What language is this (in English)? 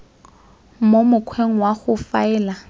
Tswana